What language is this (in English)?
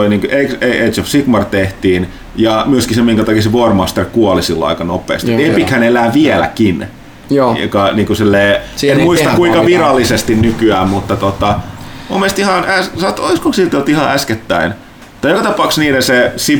Finnish